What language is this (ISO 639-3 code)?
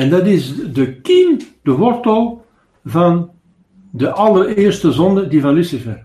nld